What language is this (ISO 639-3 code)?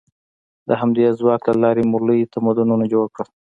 pus